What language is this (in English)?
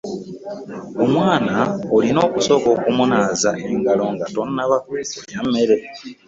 Ganda